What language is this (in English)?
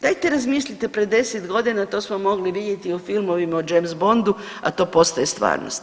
Croatian